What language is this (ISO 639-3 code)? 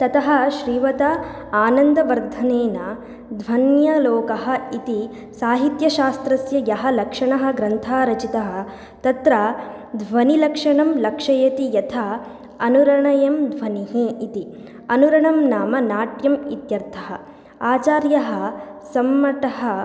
san